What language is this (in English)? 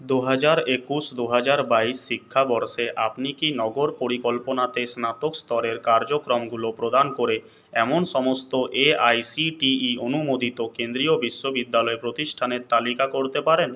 Bangla